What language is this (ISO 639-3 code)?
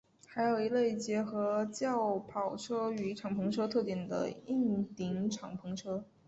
zho